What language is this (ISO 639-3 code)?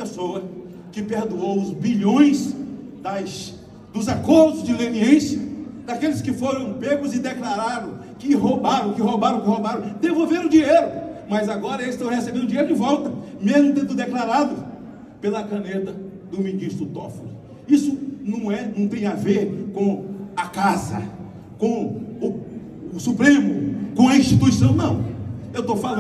por